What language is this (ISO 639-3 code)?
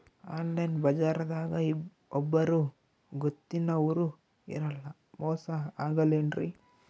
kan